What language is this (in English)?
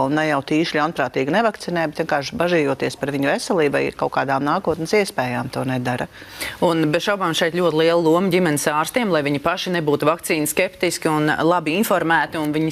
Latvian